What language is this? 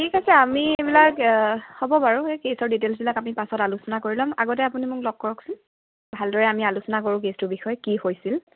Assamese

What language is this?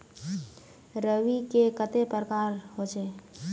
Magahi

